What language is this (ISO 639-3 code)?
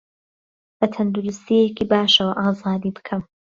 ckb